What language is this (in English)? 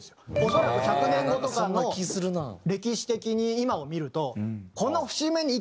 Japanese